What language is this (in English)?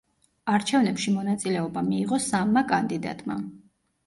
Georgian